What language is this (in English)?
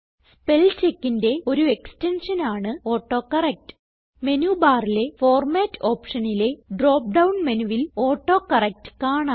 Malayalam